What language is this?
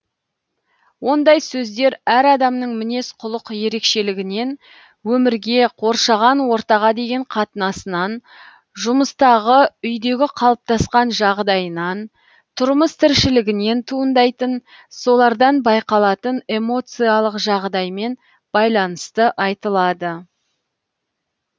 Kazakh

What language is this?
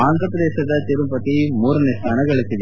Kannada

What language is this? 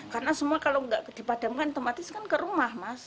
Indonesian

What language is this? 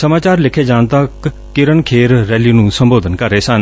Punjabi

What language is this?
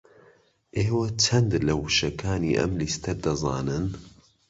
Central Kurdish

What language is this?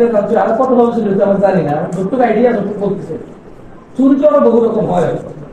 Arabic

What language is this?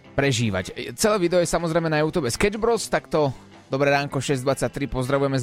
Slovak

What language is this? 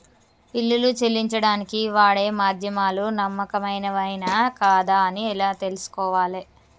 Telugu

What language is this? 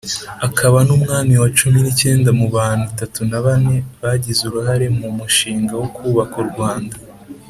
Kinyarwanda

